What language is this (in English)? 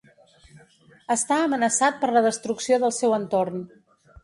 Catalan